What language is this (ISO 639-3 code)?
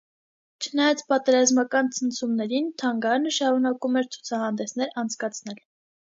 hye